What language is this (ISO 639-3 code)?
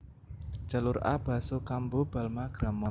jav